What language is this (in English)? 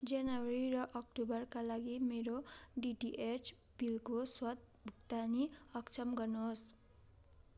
Nepali